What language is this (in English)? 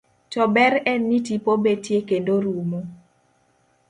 Luo (Kenya and Tanzania)